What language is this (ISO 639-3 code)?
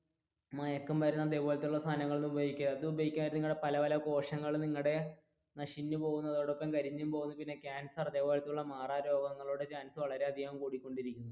mal